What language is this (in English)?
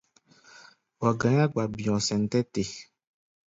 Gbaya